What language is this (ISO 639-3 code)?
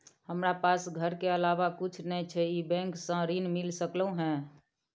mai